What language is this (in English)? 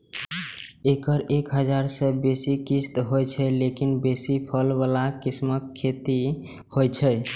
Maithili